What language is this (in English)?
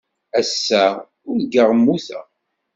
Kabyle